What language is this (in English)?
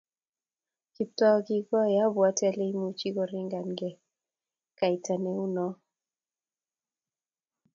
Kalenjin